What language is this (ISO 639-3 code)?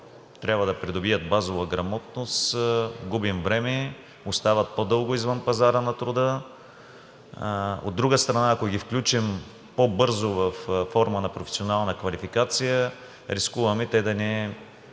bul